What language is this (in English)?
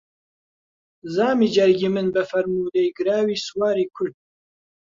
Central Kurdish